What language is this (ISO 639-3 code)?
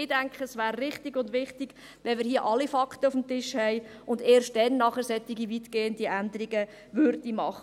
gsw